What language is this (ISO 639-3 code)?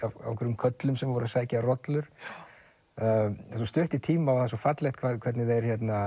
isl